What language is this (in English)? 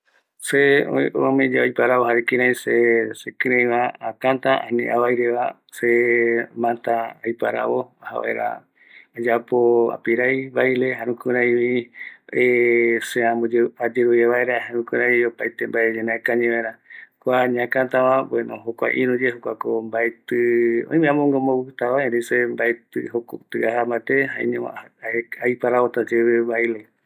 Eastern Bolivian Guaraní